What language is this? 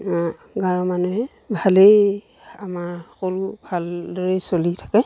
Assamese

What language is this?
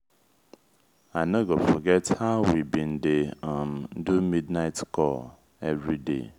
Nigerian Pidgin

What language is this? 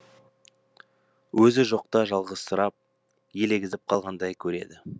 Kazakh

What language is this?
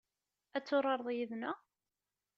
Kabyle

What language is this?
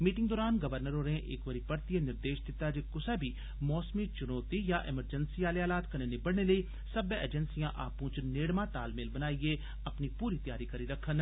Dogri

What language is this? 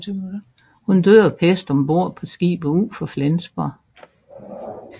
Danish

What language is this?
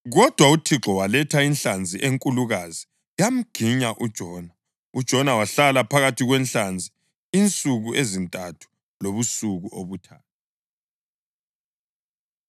North Ndebele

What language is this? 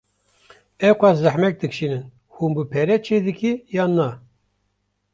Kurdish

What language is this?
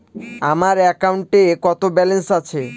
Bangla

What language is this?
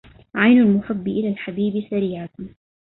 Arabic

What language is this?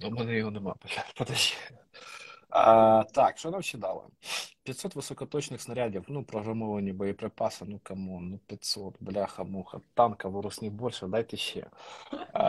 Ukrainian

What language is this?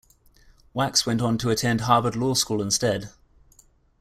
English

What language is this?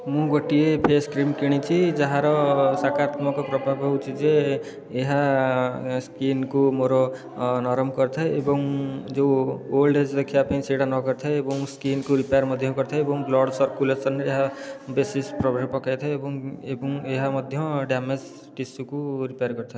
Odia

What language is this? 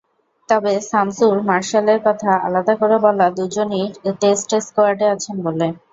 Bangla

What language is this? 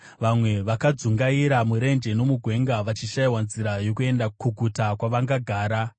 Shona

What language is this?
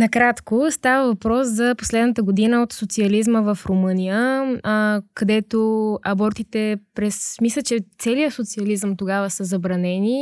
Bulgarian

